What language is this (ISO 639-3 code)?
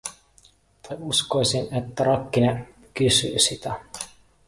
fin